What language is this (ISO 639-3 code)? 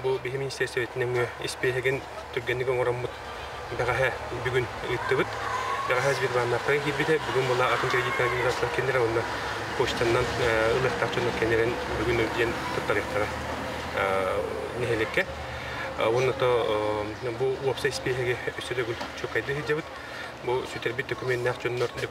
rus